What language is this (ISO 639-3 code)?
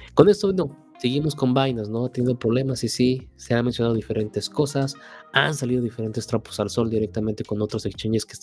spa